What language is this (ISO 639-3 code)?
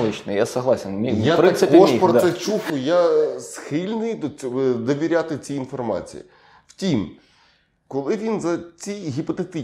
ukr